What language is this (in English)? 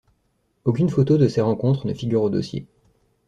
French